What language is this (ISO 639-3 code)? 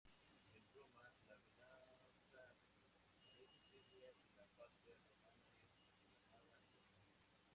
spa